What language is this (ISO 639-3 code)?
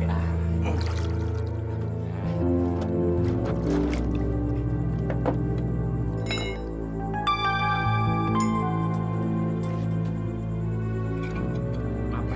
ind